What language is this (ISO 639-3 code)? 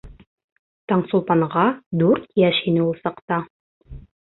bak